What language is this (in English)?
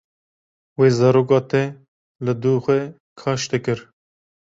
Kurdish